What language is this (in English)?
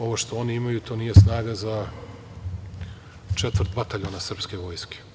Serbian